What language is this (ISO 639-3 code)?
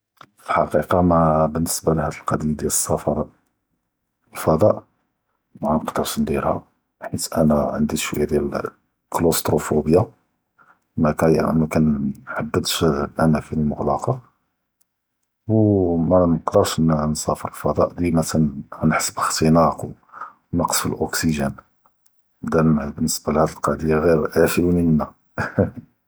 jrb